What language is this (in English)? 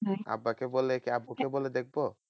Bangla